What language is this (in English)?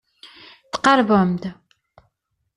Kabyle